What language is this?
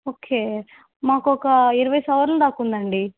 Telugu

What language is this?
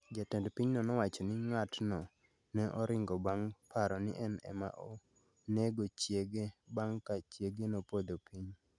Luo (Kenya and Tanzania)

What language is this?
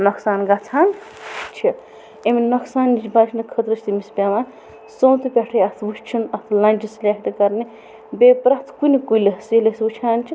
Kashmiri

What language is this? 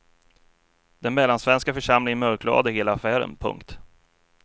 Swedish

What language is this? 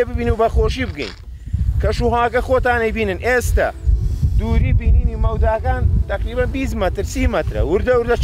Arabic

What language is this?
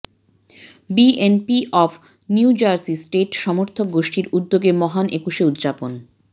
Bangla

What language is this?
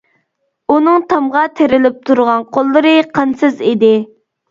Uyghur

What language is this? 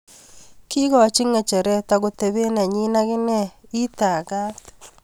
Kalenjin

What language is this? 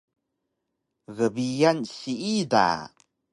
Taroko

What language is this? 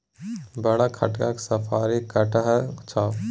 Maithili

